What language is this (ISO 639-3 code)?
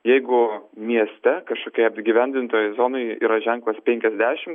lit